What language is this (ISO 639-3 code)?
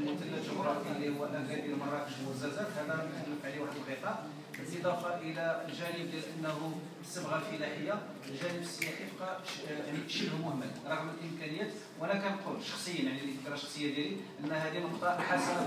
ara